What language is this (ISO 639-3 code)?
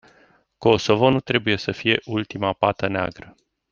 ron